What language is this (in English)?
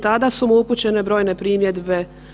Croatian